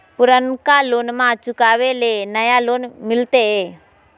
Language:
Magahi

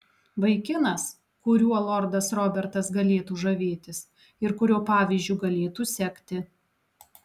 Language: Lithuanian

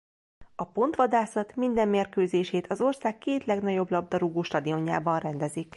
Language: Hungarian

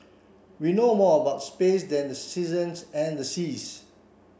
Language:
English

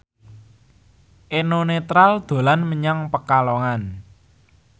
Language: Javanese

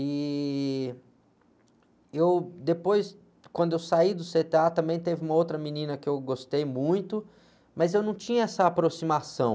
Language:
Portuguese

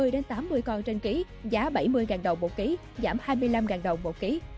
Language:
Vietnamese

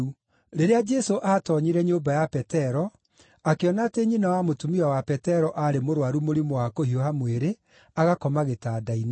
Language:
Kikuyu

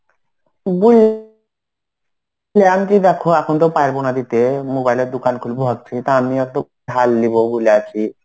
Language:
Bangla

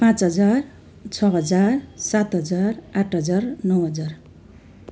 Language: Nepali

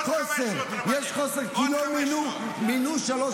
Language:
Hebrew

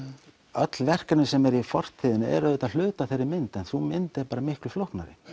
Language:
Icelandic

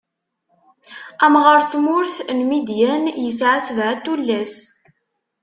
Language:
Kabyle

